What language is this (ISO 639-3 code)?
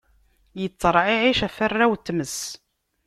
kab